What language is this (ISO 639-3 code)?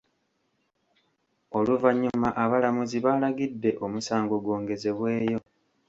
lug